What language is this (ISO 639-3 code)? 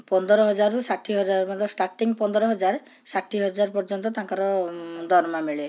ori